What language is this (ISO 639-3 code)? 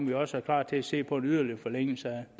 dan